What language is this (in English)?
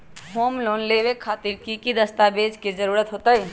Magahi